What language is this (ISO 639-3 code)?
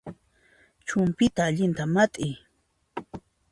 qxp